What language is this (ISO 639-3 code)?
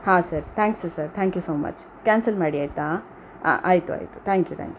kan